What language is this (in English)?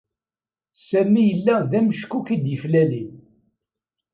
Kabyle